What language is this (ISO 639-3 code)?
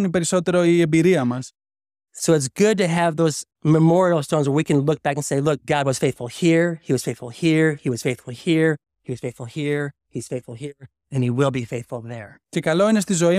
ell